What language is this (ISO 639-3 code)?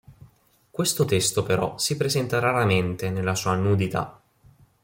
ita